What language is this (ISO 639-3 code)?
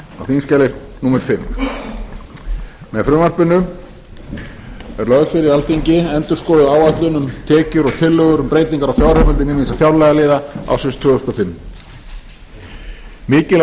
isl